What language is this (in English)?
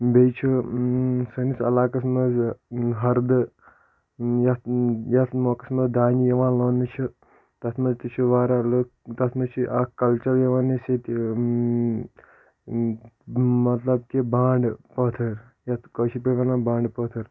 Kashmiri